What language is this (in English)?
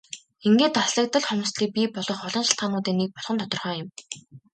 Mongolian